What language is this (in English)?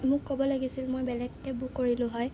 Assamese